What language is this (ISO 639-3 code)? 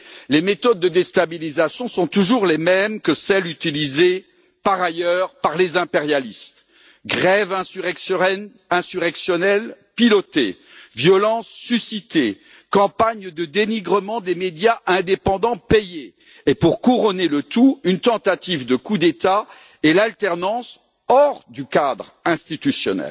fra